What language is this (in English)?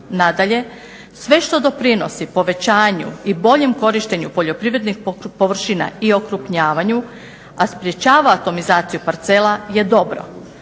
Croatian